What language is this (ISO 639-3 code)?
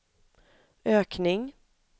swe